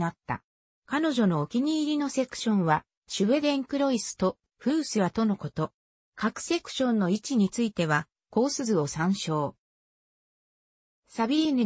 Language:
Japanese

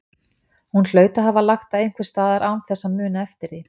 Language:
Icelandic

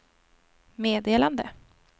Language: Swedish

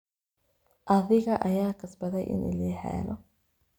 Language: Somali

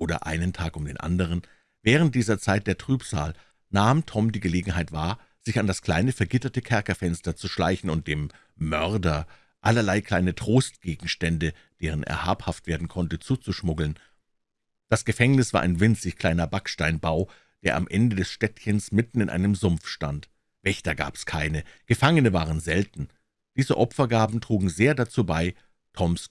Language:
German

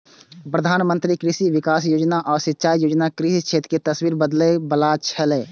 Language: Maithili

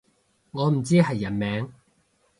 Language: Cantonese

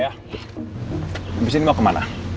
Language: Indonesian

